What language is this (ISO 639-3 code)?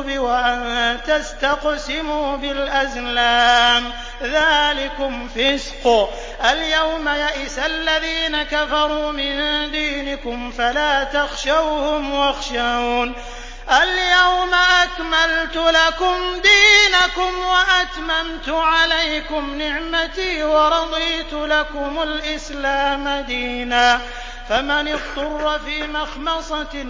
ara